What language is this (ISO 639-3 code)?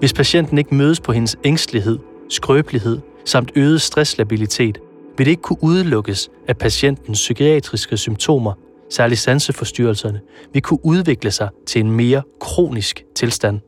dan